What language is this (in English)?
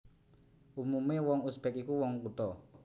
Javanese